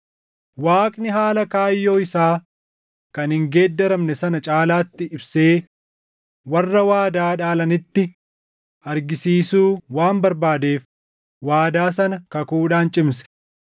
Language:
Oromo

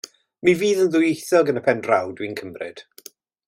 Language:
Welsh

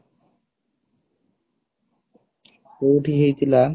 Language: Odia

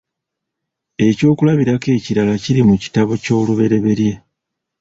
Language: Ganda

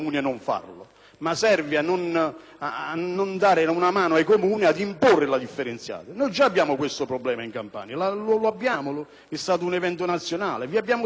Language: Italian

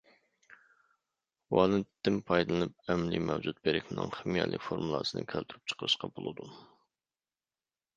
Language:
Uyghur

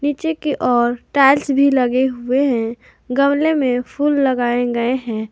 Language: Hindi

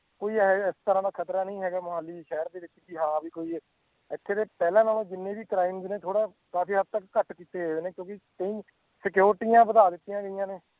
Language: Punjabi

